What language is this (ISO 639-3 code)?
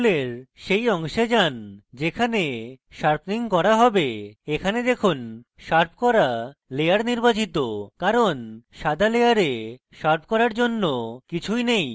ben